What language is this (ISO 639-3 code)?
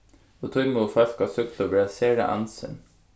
fao